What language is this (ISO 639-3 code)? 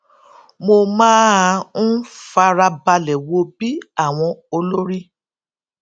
yor